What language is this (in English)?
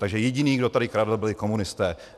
Czech